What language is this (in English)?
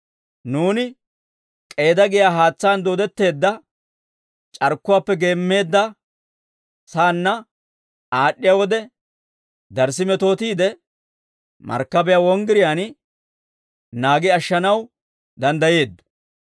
Dawro